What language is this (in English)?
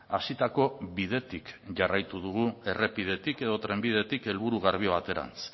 Basque